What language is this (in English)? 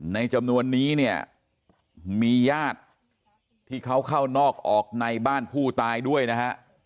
Thai